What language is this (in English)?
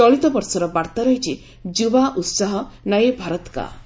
Odia